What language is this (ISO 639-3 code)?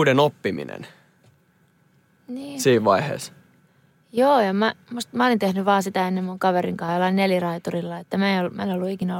fin